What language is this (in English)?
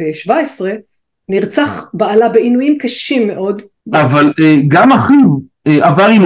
Hebrew